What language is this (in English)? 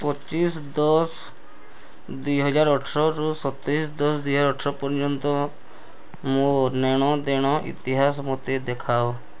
Odia